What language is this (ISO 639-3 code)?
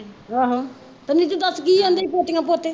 pan